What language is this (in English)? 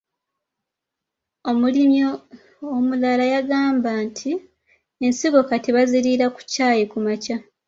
Ganda